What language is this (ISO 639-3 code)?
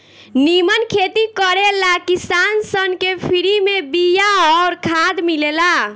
bho